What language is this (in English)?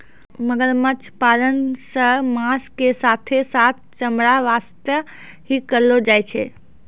Maithili